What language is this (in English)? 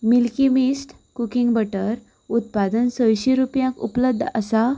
Konkani